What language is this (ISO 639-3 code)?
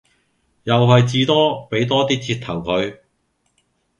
yue